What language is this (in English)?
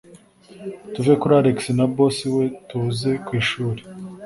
Kinyarwanda